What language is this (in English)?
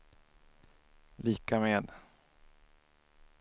Swedish